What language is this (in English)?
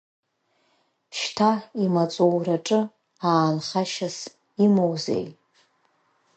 Abkhazian